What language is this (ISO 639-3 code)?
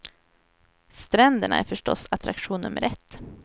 swe